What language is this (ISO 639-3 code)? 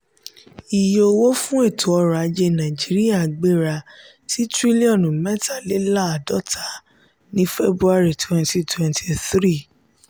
yor